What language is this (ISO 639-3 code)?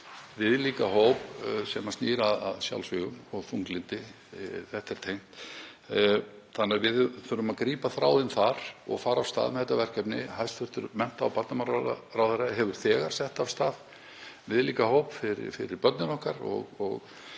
isl